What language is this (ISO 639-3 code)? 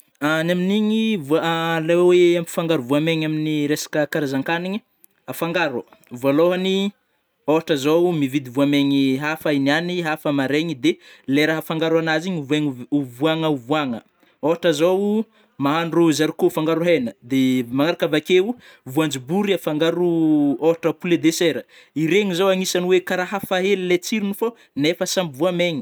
bmm